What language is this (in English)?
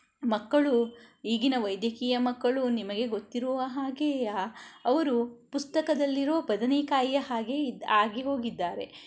Kannada